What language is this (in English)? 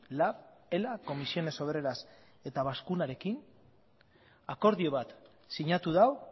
Basque